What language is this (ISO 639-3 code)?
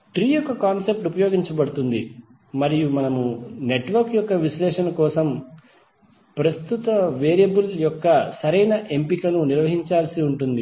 tel